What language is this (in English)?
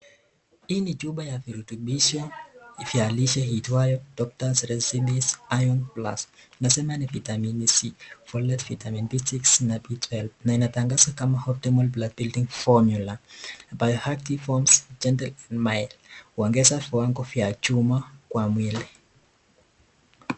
Swahili